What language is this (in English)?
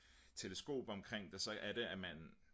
Danish